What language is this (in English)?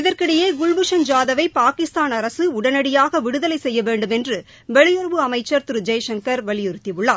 Tamil